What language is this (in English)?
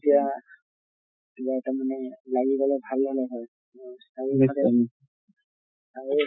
Assamese